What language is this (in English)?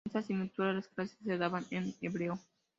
Spanish